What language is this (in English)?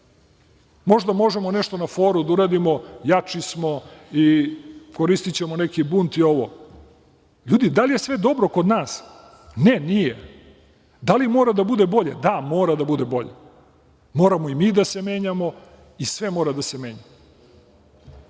Serbian